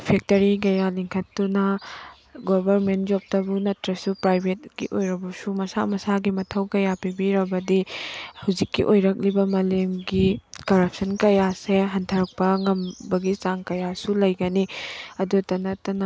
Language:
Manipuri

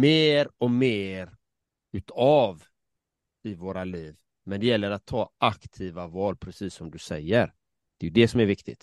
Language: Swedish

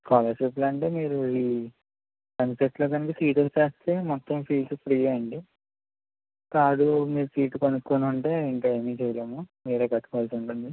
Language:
Telugu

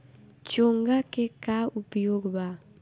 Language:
Bhojpuri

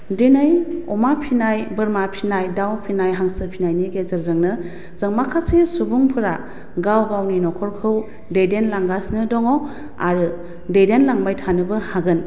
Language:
Bodo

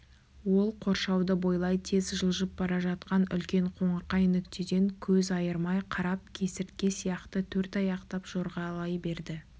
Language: Kazakh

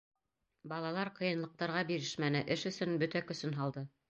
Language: Bashkir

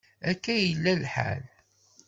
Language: Kabyle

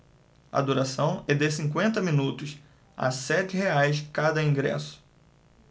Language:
Portuguese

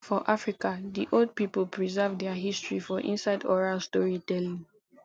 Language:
Nigerian Pidgin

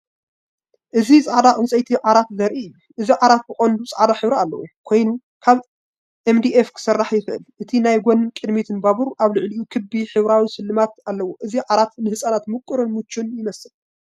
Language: Tigrinya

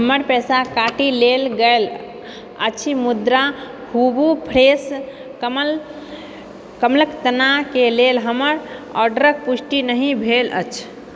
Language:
Maithili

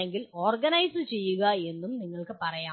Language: Malayalam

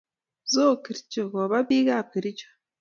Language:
Kalenjin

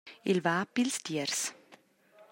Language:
Romansh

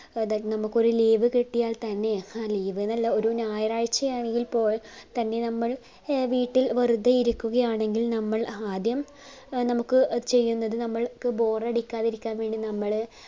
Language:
Malayalam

